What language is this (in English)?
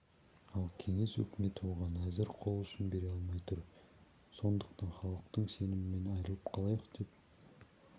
Kazakh